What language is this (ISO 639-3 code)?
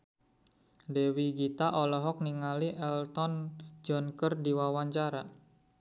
sun